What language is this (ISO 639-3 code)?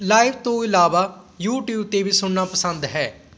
pan